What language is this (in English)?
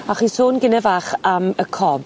Welsh